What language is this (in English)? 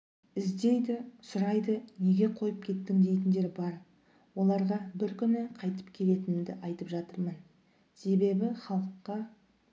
Kazakh